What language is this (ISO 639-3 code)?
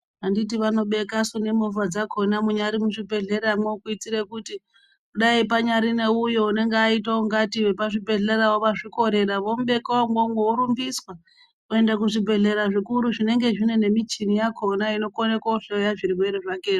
ndc